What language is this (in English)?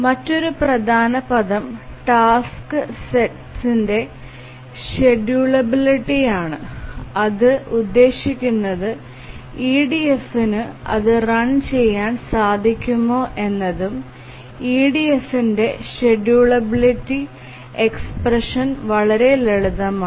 Malayalam